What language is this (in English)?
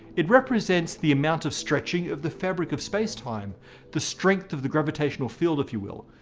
English